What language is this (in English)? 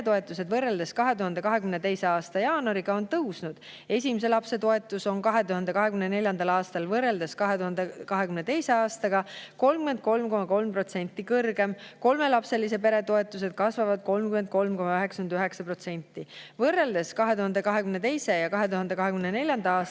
Estonian